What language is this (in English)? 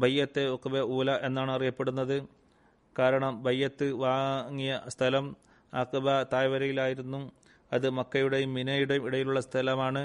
Malayalam